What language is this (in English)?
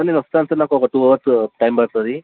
Telugu